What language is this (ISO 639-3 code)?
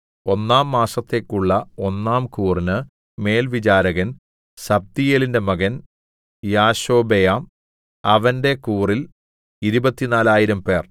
mal